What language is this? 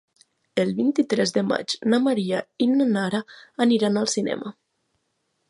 Catalan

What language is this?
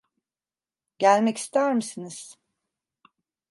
Turkish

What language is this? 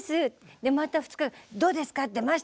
Japanese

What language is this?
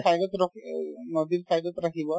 Assamese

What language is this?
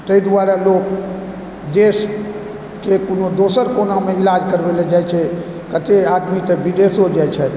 Maithili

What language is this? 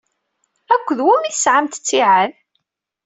Kabyle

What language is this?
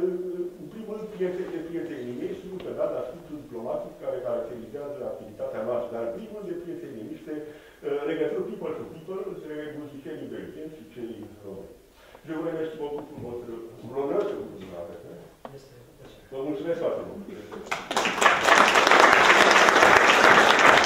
Romanian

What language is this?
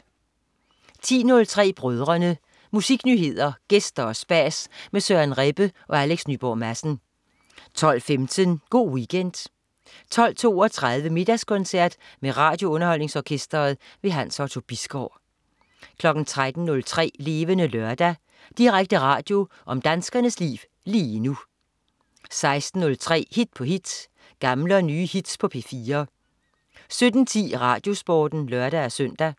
Danish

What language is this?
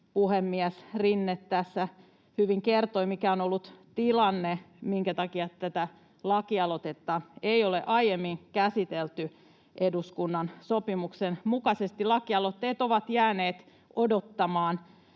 Finnish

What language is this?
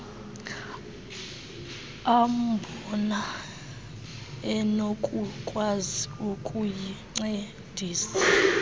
Xhosa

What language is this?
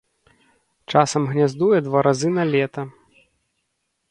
Belarusian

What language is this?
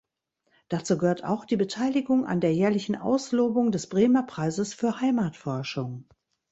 German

